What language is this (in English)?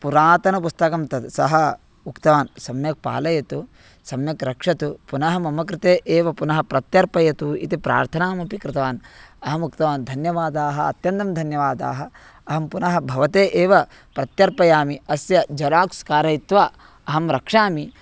Sanskrit